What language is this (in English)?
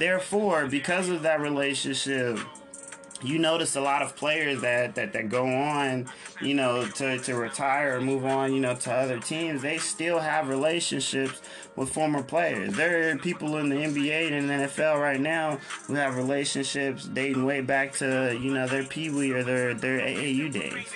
English